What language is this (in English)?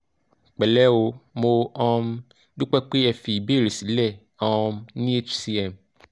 Yoruba